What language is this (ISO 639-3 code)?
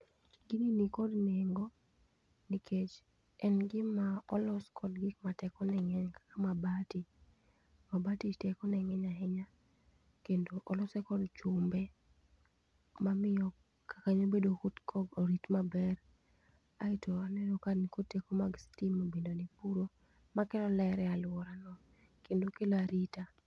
luo